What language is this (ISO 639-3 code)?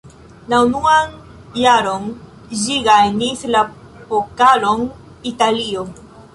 epo